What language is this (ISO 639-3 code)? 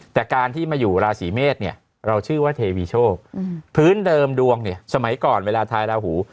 tha